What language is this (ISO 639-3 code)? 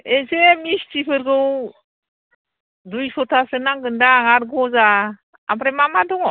brx